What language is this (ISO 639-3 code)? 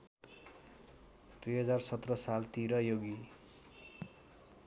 nep